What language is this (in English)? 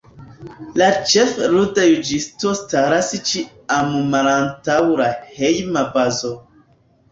Esperanto